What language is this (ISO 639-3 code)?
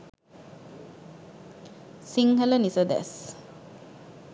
sin